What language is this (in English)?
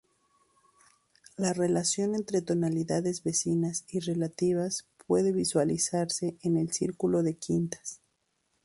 Spanish